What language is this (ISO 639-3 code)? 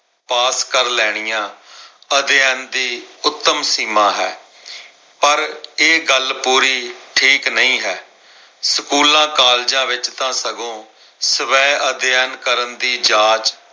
pan